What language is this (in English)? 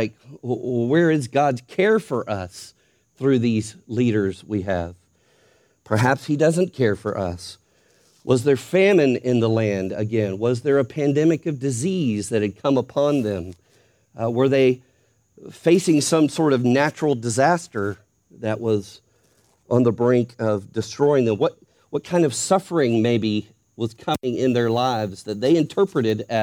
English